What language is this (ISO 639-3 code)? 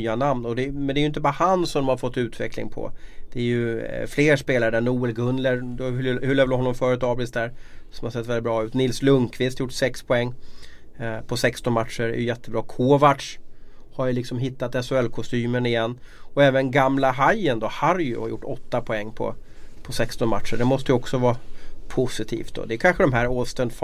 swe